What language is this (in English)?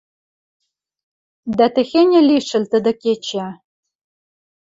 Western Mari